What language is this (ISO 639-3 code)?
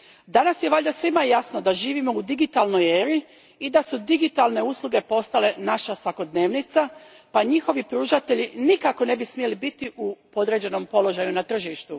hrv